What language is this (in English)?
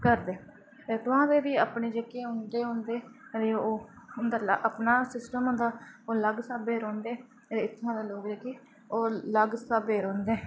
Dogri